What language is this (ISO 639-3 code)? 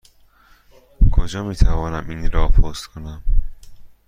fas